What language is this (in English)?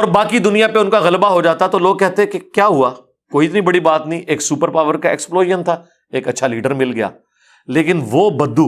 Urdu